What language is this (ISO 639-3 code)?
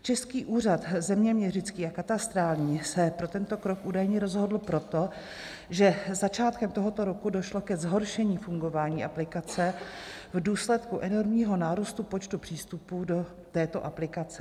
ces